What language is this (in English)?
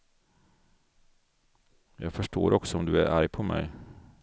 Swedish